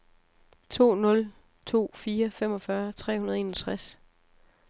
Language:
Danish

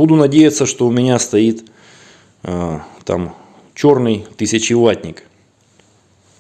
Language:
Russian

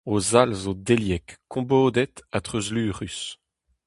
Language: Breton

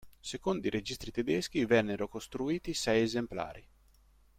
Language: Italian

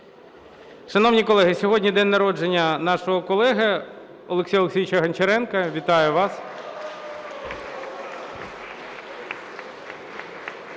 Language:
Ukrainian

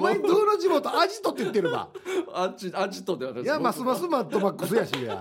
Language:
Japanese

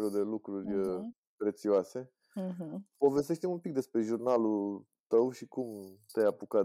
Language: Romanian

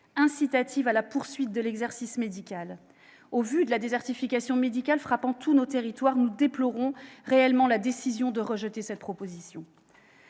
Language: French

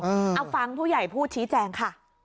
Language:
Thai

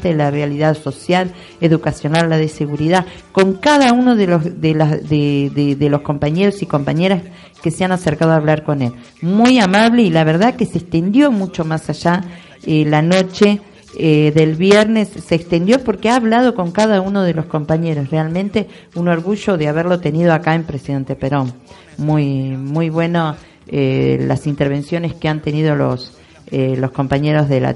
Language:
Spanish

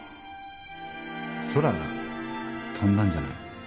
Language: Japanese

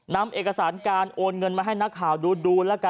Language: Thai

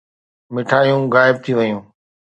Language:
Sindhi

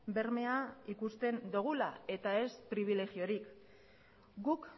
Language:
Basque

